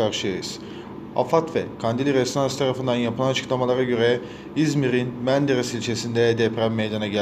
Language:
Turkish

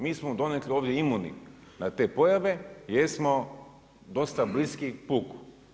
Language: Croatian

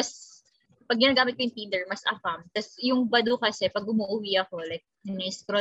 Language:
Filipino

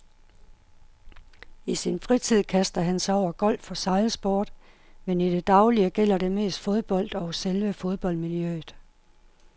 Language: Danish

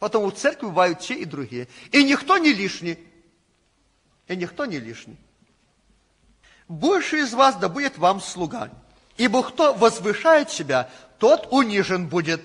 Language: Russian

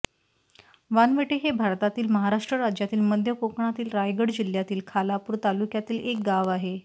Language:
Marathi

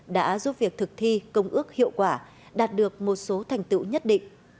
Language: Vietnamese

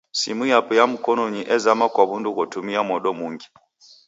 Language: Taita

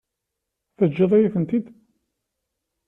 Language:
Kabyle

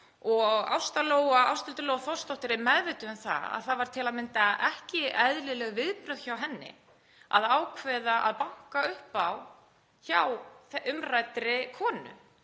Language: Icelandic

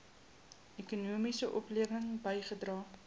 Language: Afrikaans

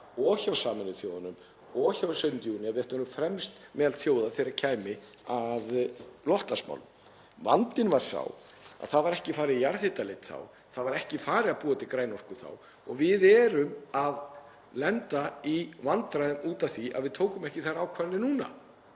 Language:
Icelandic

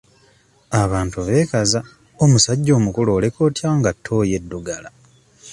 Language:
Ganda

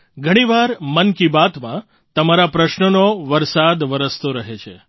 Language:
Gujarati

